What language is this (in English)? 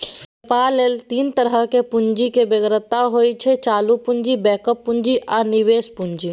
Maithili